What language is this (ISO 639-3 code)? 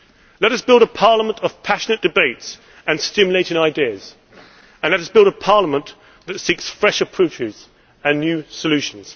eng